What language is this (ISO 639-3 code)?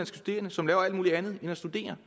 dan